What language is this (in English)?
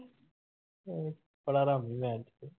Punjabi